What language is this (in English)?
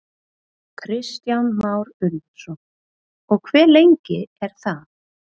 Icelandic